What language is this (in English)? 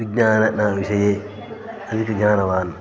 Sanskrit